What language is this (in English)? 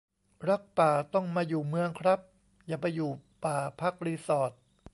Thai